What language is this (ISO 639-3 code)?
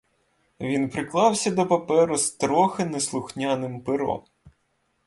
ukr